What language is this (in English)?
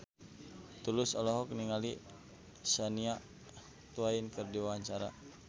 Sundanese